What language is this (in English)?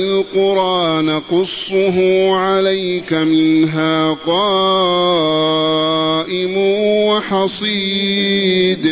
Arabic